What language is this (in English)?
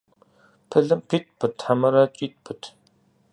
Kabardian